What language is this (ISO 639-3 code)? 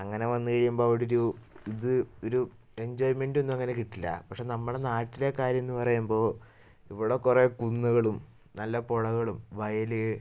mal